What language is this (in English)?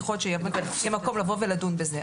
Hebrew